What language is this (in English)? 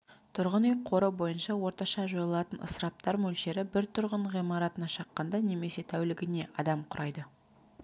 Kazakh